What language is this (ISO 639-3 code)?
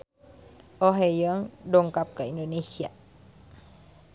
sun